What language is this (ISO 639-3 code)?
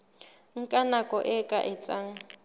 sot